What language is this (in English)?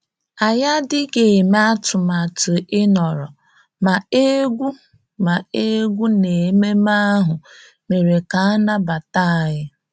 Igbo